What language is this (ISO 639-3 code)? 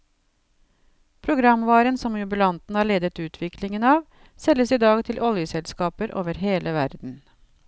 nor